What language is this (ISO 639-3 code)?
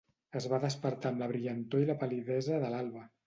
cat